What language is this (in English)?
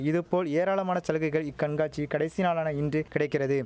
Tamil